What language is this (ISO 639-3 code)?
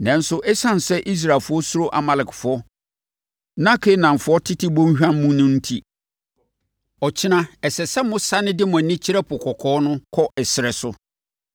aka